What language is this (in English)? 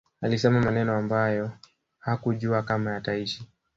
Swahili